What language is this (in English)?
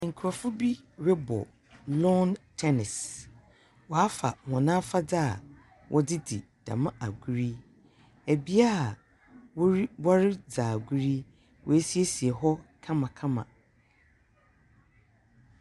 Akan